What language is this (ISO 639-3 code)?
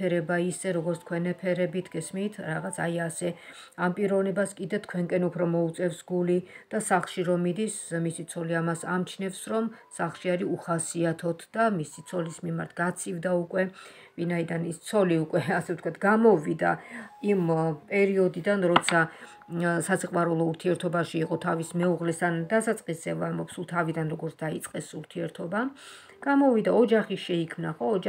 ron